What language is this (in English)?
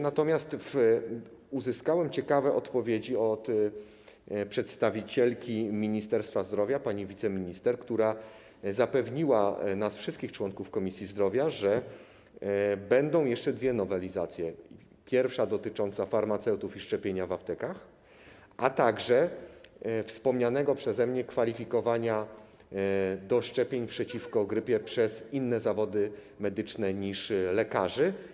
Polish